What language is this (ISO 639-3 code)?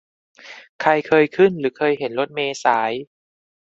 tha